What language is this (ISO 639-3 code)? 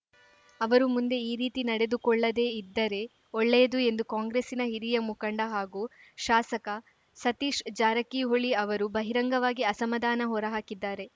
kan